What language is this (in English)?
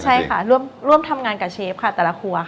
Thai